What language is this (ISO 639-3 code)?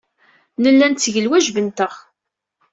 kab